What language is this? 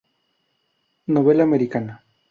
Spanish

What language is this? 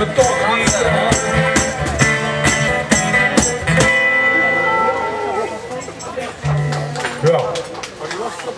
Dutch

